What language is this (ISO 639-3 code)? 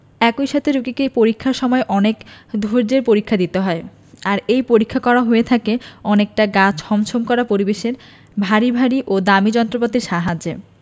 ben